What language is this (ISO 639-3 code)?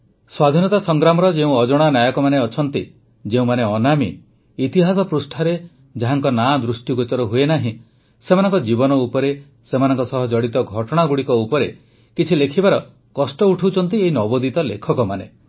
ori